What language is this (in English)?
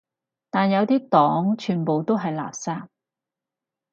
Cantonese